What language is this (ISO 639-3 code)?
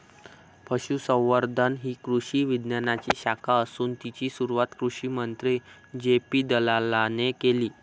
mar